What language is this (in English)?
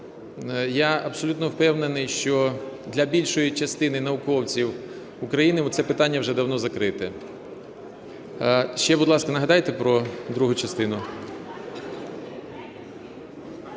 Ukrainian